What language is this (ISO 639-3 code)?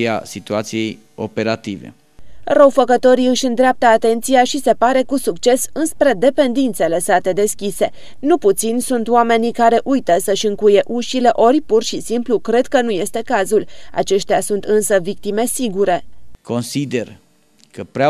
ron